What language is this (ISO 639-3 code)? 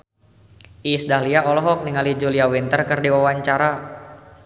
sun